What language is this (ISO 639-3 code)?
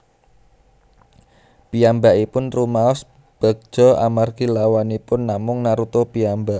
jav